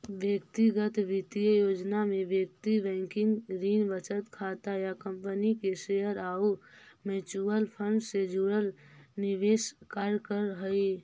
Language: Magahi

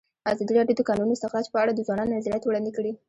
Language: Pashto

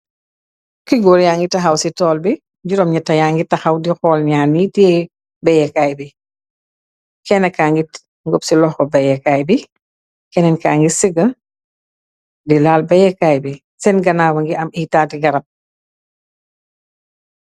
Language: Wolof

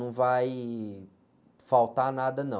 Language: Portuguese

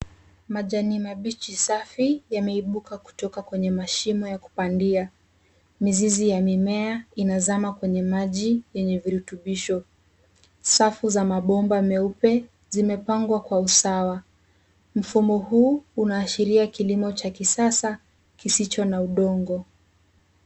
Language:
Swahili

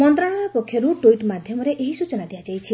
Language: Odia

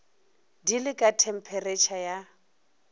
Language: Northern Sotho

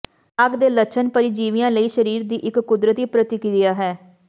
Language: Punjabi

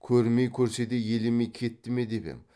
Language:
Kazakh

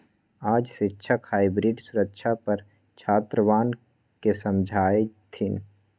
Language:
Magahi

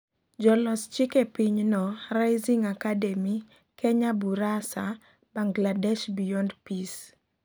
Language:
Luo (Kenya and Tanzania)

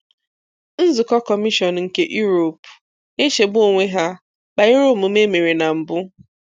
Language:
Igbo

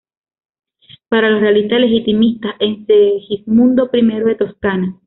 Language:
Spanish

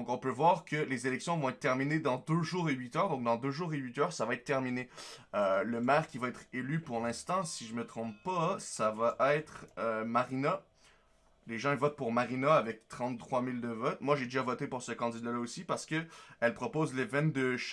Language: French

